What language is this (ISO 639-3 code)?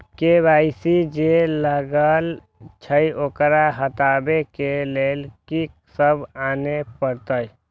mai